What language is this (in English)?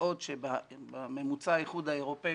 Hebrew